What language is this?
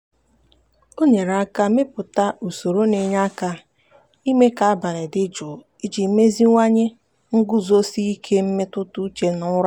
Igbo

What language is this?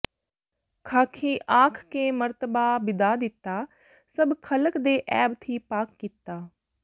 Punjabi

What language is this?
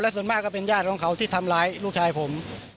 Thai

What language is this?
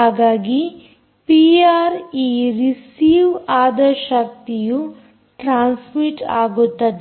Kannada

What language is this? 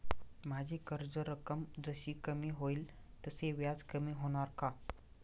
Marathi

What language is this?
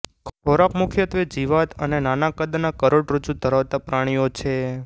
Gujarati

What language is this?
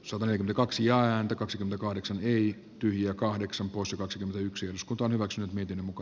Finnish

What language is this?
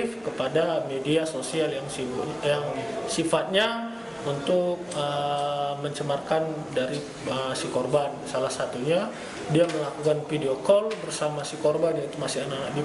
Indonesian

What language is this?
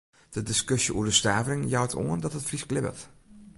Western Frisian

